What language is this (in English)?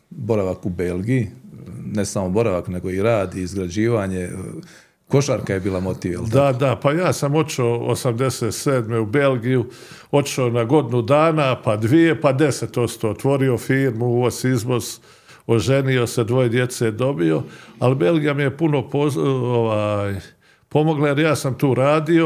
Croatian